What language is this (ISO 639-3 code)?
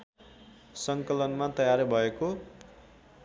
nep